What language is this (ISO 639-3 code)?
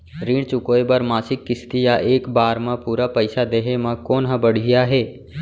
hne